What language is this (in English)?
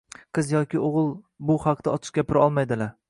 Uzbek